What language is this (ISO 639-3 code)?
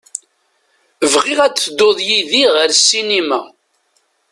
kab